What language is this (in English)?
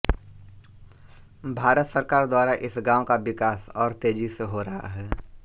Hindi